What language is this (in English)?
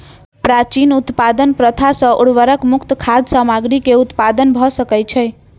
Maithili